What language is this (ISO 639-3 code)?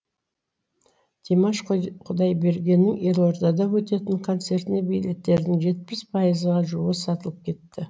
kaz